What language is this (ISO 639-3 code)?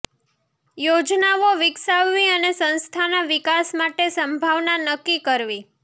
guj